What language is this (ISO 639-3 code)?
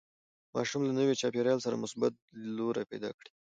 pus